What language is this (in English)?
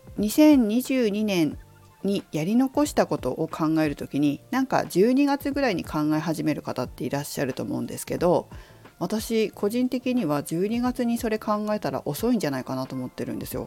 Japanese